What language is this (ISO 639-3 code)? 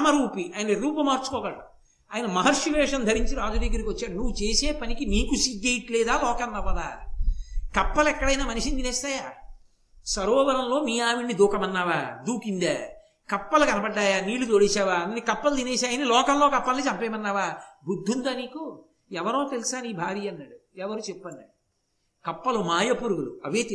tel